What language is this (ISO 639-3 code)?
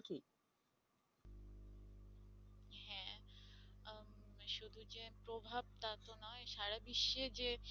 ben